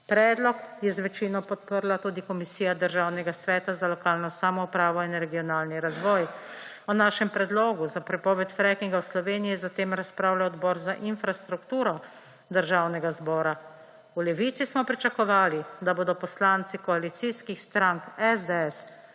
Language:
Slovenian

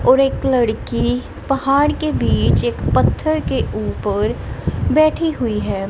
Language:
Hindi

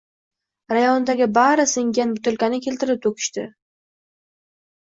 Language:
Uzbek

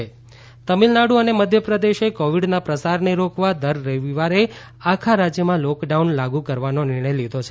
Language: Gujarati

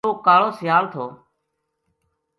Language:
Gujari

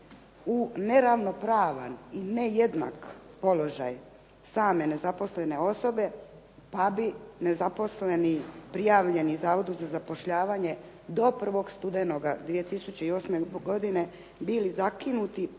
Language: Croatian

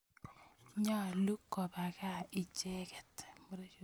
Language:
Kalenjin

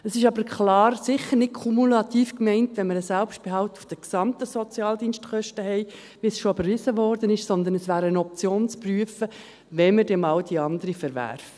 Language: Swiss German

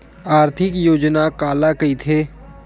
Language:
Chhattisgarhi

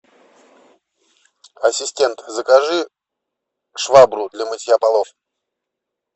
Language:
Russian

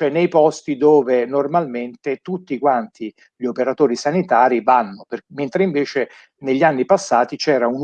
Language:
Italian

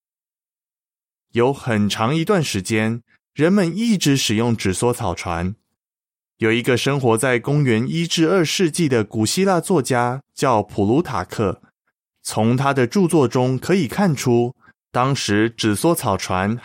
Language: Chinese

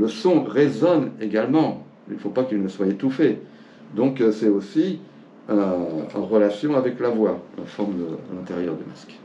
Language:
French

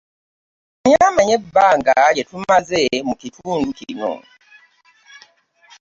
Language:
Ganda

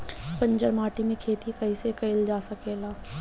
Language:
Bhojpuri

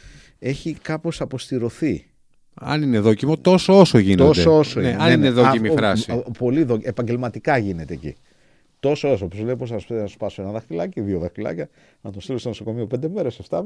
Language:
Greek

